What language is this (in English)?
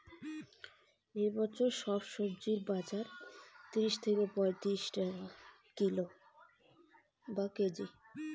Bangla